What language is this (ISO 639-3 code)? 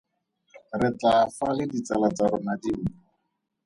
tsn